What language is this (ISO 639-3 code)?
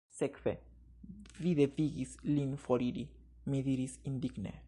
epo